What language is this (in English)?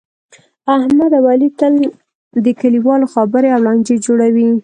Pashto